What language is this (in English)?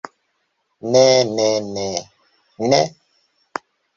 Esperanto